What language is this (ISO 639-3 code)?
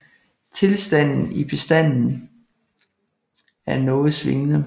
dan